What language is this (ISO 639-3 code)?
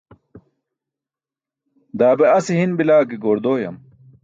bsk